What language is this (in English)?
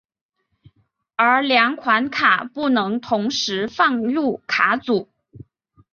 Chinese